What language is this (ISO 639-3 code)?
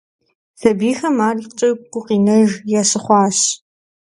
kbd